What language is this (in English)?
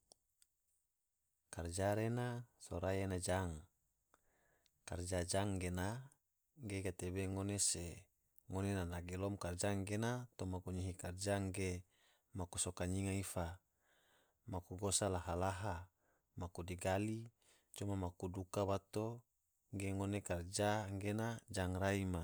Tidore